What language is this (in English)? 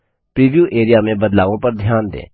Hindi